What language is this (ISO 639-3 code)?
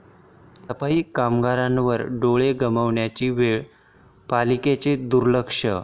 mar